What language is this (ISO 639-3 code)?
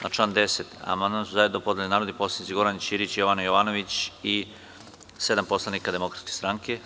srp